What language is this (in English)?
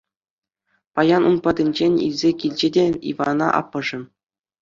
Chuvash